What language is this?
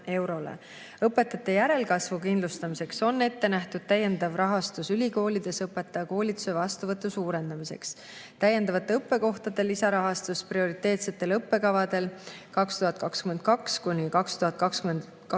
Estonian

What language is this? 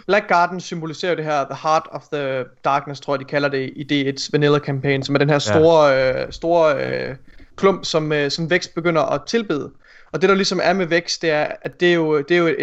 Danish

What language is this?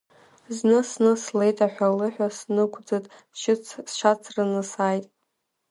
Abkhazian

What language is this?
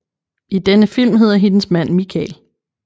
Danish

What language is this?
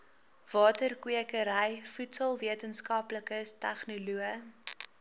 Afrikaans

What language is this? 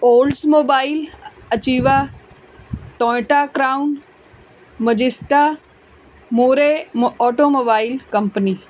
Punjabi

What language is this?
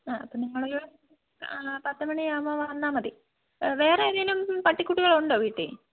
Malayalam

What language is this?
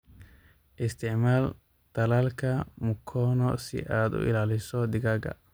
Somali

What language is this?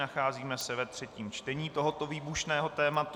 Czech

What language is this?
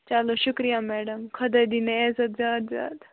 Kashmiri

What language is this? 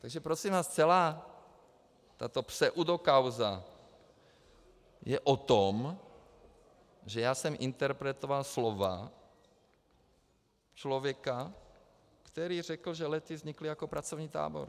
Czech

